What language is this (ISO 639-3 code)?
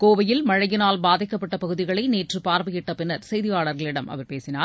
tam